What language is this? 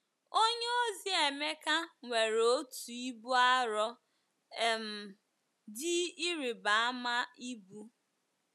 Igbo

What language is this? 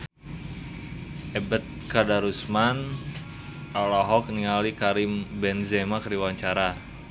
Sundanese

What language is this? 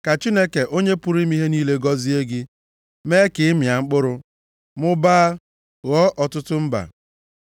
Igbo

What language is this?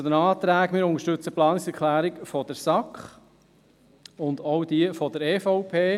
Swiss German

